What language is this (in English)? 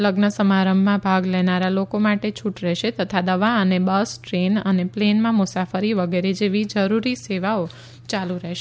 Gujarati